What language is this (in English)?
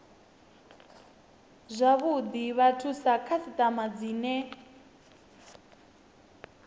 Venda